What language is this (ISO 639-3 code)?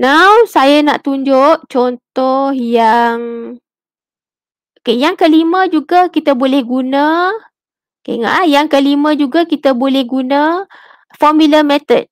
msa